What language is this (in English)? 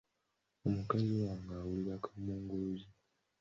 Ganda